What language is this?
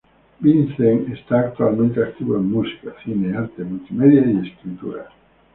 Spanish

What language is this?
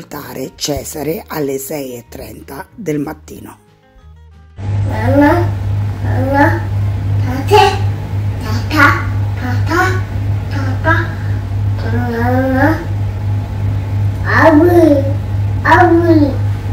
Italian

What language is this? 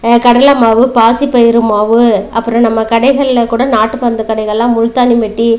Tamil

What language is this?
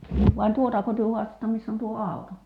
Finnish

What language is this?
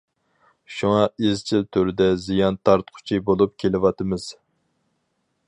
Uyghur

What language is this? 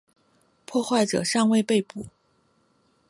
Chinese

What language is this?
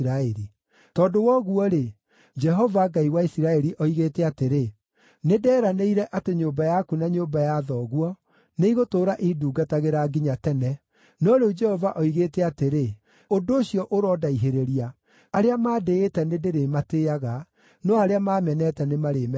Kikuyu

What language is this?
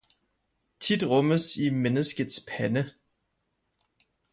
Danish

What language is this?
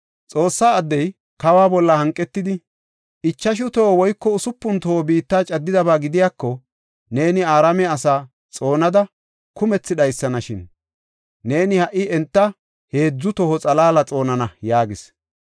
Gofa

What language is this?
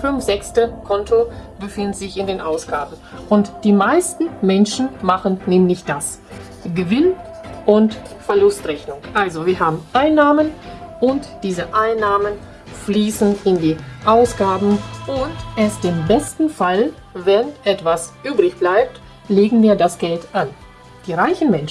German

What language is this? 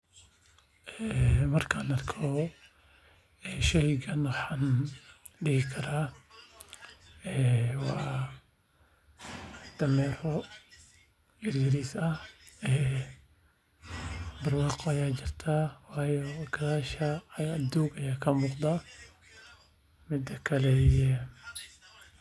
Somali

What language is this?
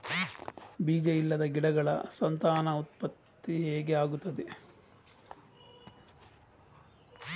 Kannada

